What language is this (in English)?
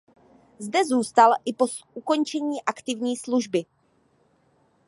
Czech